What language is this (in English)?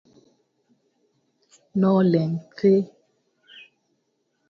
Luo (Kenya and Tanzania)